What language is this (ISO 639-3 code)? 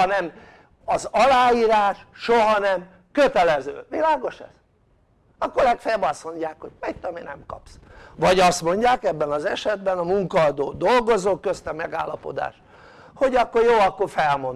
hun